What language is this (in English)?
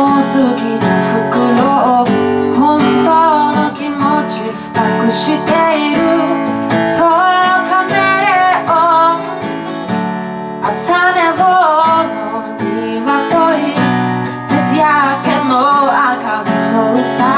Korean